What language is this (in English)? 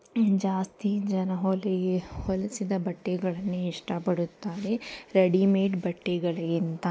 Kannada